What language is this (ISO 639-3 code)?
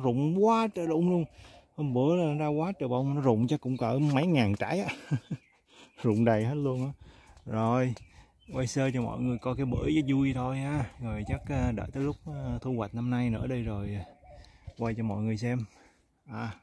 vie